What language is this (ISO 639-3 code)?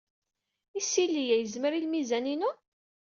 kab